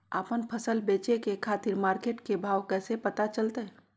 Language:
Magahi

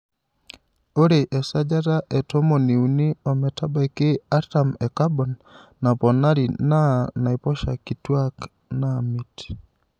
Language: Masai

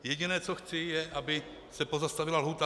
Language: Czech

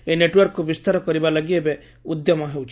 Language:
Odia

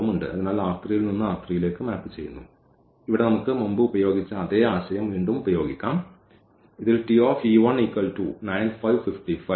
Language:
Malayalam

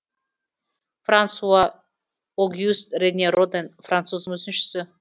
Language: Kazakh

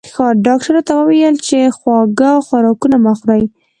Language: Pashto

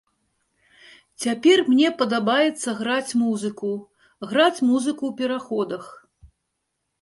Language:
Belarusian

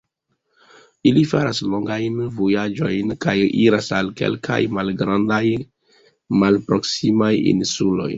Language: Esperanto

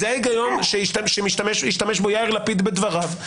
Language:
Hebrew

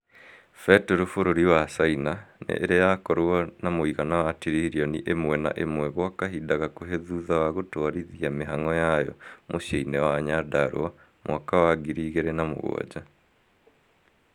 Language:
Kikuyu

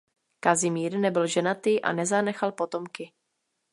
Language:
Czech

